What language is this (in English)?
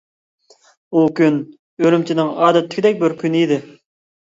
Uyghur